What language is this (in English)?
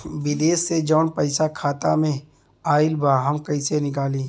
Bhojpuri